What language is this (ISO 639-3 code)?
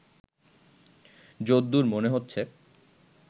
ben